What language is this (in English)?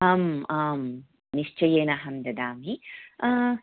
Sanskrit